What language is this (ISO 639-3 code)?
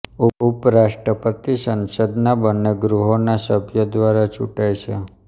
guj